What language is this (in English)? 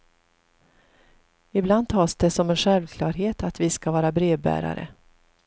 Swedish